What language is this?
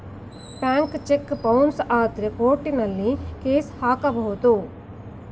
Kannada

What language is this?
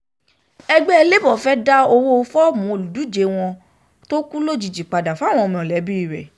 Yoruba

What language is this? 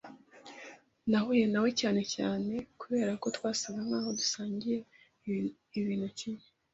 Kinyarwanda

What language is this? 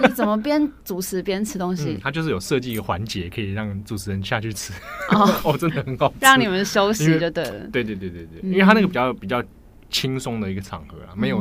Chinese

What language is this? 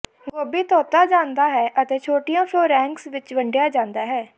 Punjabi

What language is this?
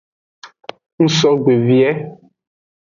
Aja (Benin)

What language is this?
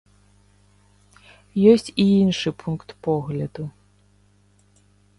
Belarusian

